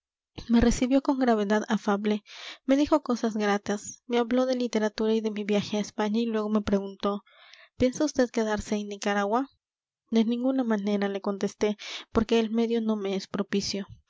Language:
Spanish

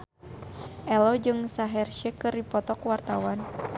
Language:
Sundanese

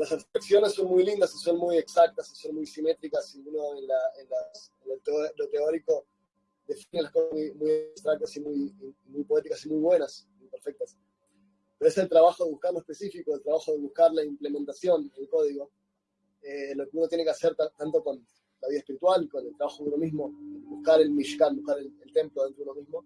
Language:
Spanish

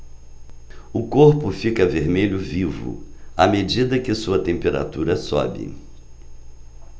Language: Portuguese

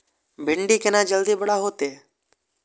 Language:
Maithili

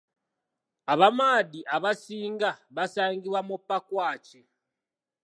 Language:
Ganda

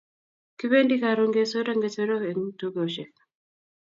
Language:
Kalenjin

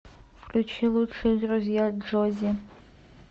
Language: Russian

